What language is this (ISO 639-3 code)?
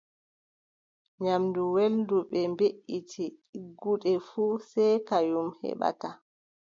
fub